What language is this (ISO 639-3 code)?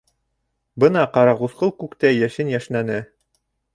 bak